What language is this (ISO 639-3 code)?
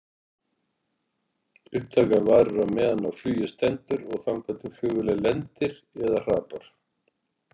isl